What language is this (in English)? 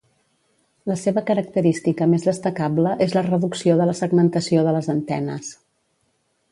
Catalan